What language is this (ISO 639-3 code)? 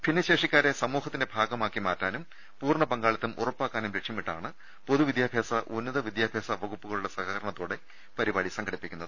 mal